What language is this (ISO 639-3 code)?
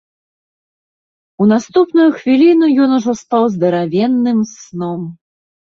bel